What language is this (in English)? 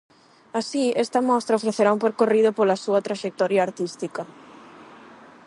Galician